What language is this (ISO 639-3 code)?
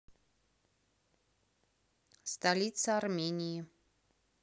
rus